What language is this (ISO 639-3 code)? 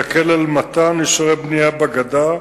heb